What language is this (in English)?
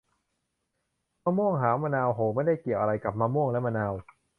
Thai